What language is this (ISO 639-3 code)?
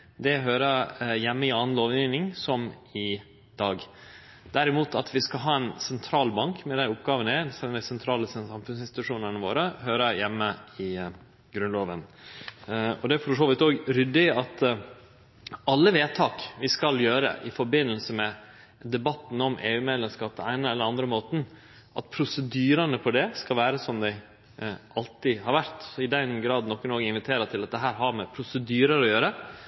nno